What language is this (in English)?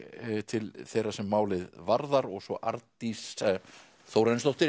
Icelandic